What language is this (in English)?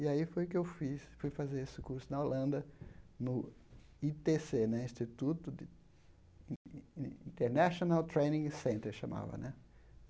Portuguese